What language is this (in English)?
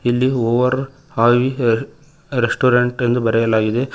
Kannada